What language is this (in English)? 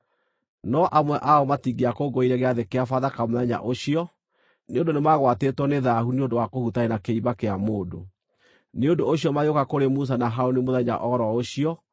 Kikuyu